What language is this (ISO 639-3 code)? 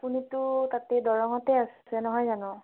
asm